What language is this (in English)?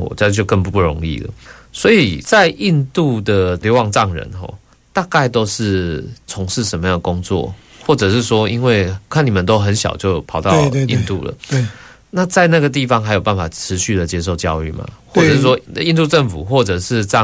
Chinese